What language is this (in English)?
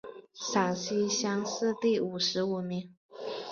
Chinese